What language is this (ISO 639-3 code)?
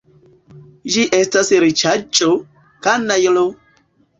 epo